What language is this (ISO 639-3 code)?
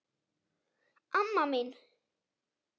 isl